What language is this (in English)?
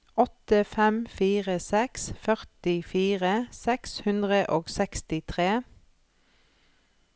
Norwegian